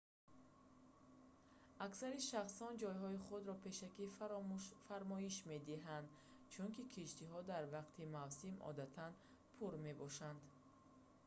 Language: Tajik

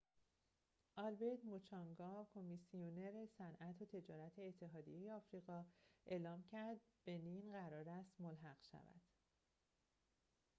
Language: Persian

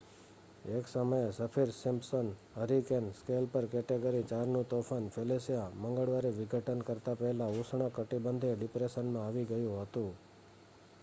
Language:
Gujarati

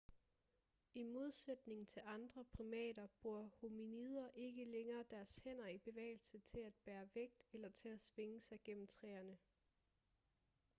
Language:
Danish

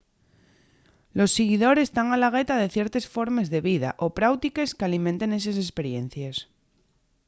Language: Asturian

